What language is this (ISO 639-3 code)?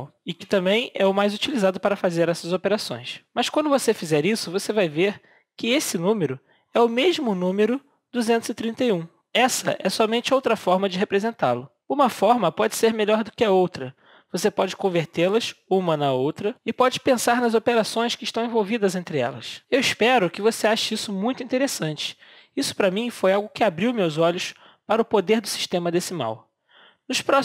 por